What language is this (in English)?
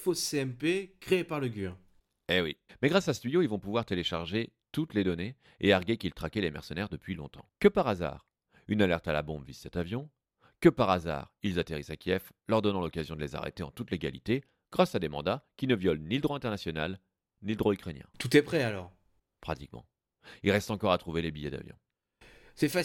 French